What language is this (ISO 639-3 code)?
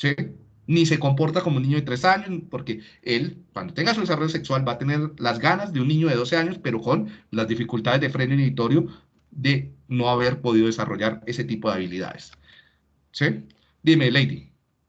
spa